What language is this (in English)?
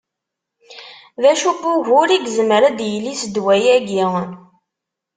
Kabyle